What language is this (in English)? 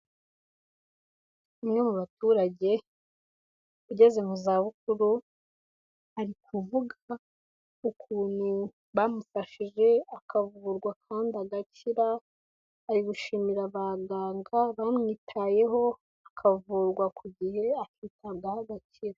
Kinyarwanda